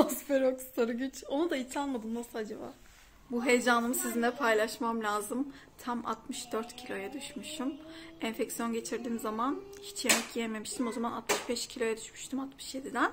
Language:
Turkish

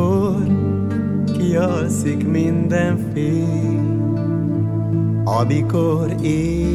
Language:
Romanian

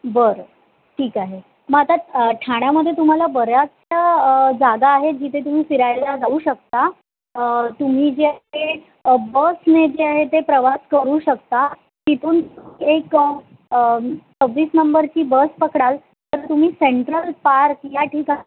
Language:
Marathi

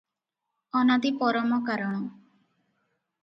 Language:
Odia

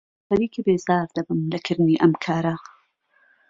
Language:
Central Kurdish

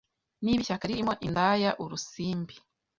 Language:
Kinyarwanda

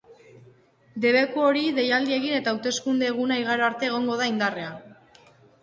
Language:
Basque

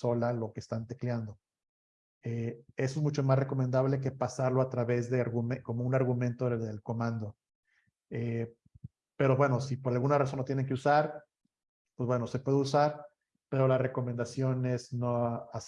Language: Spanish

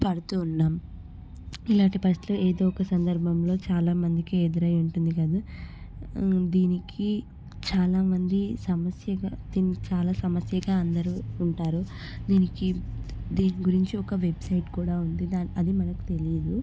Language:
Telugu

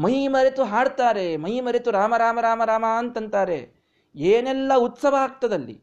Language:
Kannada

